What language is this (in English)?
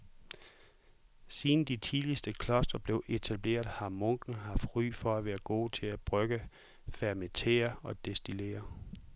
Danish